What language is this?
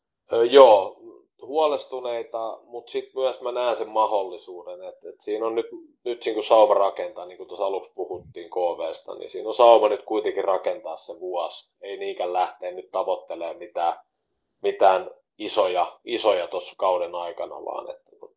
Finnish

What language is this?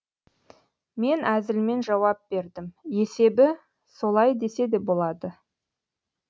Kazakh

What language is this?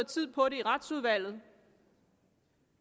Danish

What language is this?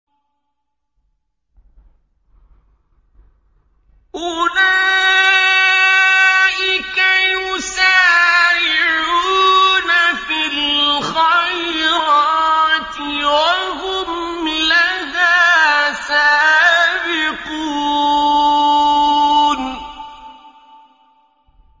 Arabic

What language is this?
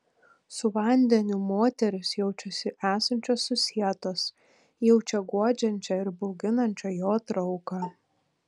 Lithuanian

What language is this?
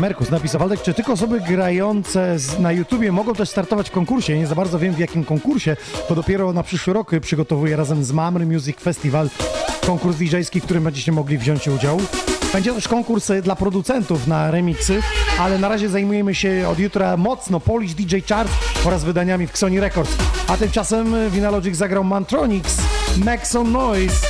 Polish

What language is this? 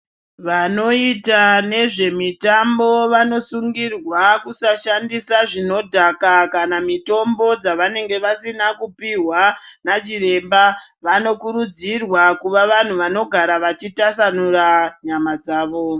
Ndau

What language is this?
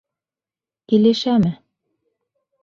Bashkir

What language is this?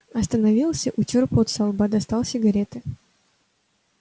Russian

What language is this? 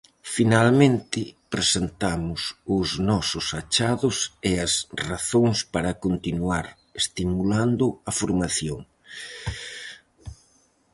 Galician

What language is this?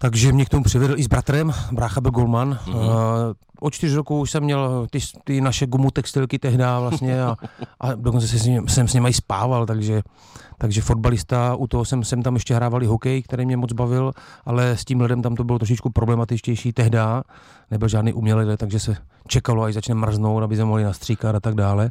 Czech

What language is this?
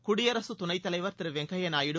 Tamil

